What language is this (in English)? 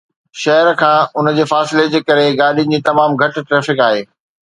Sindhi